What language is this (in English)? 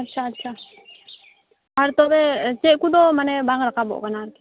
Santali